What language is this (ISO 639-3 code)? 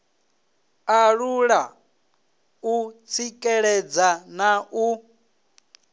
ven